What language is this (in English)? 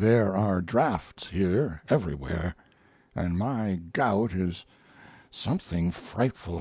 English